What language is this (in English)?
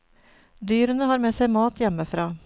Norwegian